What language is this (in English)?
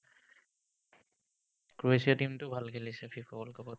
Assamese